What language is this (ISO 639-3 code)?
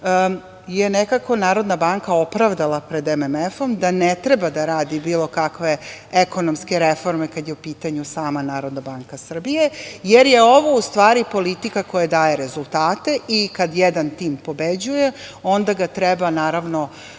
srp